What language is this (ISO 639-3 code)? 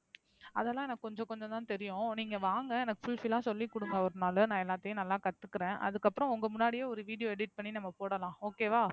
tam